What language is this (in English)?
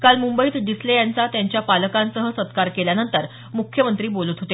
Marathi